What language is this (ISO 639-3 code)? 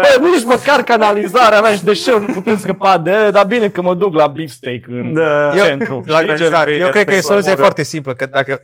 ron